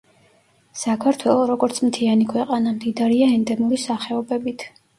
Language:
Georgian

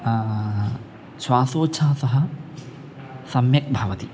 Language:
Sanskrit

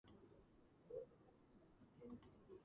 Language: Georgian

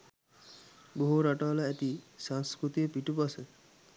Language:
Sinhala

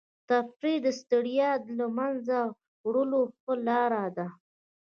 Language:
Pashto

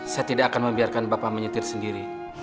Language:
Indonesian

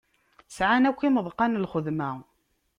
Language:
Kabyle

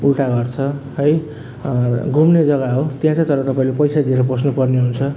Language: Nepali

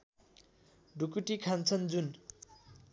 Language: Nepali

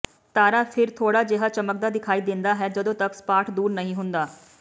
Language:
Punjabi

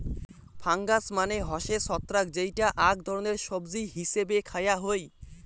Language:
Bangla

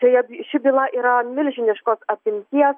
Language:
Lithuanian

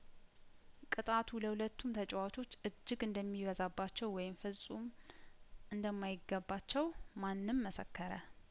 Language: Amharic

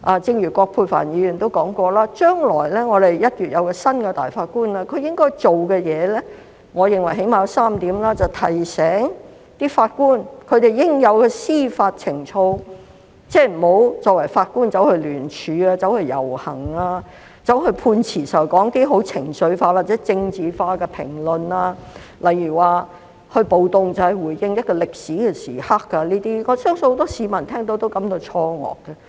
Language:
Cantonese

